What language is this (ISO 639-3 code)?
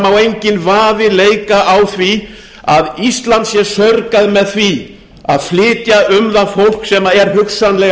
isl